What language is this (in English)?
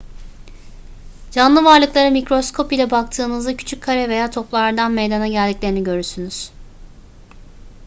Turkish